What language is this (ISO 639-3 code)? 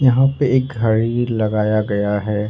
hin